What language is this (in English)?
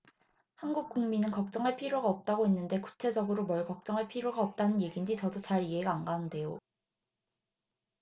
Korean